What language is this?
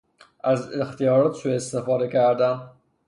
Persian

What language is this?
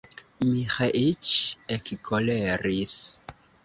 Esperanto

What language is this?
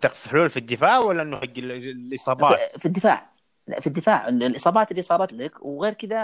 Arabic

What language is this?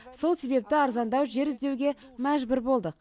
Kazakh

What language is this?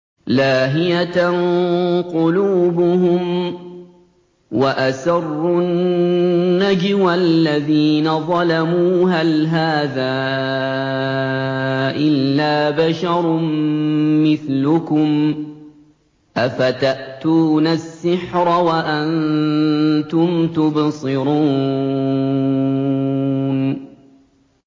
Arabic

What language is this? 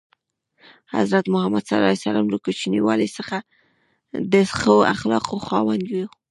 Pashto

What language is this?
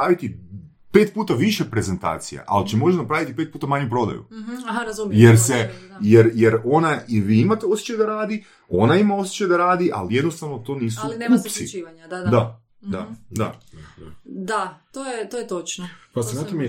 Croatian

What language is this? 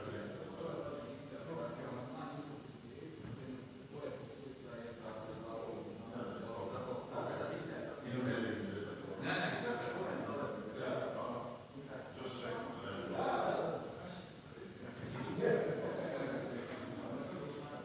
Slovenian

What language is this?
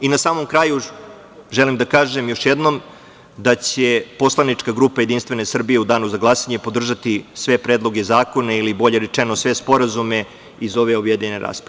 Serbian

